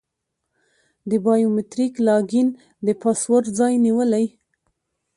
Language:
Pashto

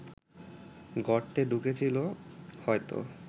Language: Bangla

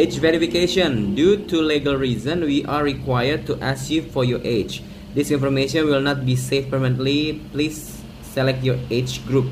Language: Indonesian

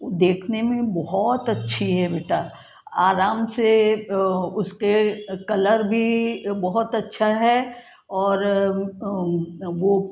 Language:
Hindi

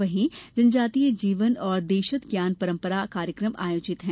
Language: Hindi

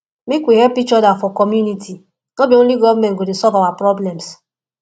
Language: Nigerian Pidgin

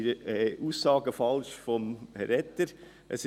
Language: Swiss German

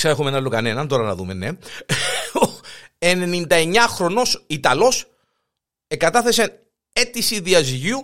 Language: Greek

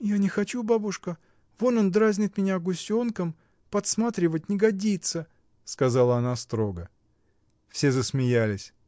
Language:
Russian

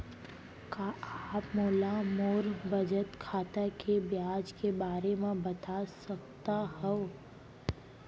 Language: Chhattisgarhi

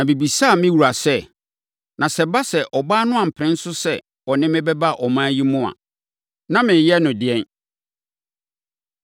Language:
Akan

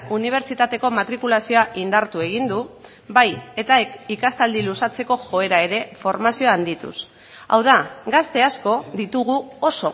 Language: Basque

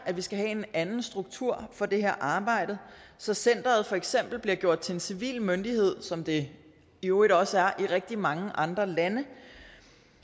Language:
Danish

